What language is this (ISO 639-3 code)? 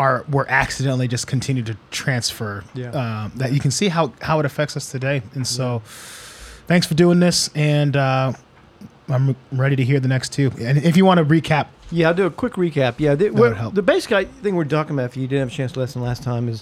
eng